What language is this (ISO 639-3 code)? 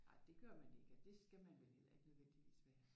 dan